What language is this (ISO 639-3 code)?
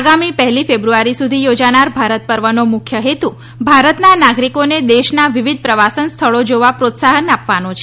guj